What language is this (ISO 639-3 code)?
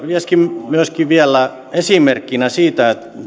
fin